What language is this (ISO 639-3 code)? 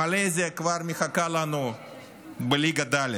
heb